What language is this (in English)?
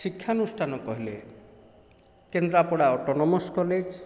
Odia